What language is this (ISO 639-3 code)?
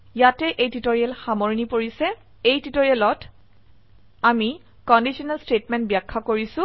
asm